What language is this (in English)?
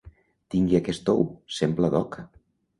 Catalan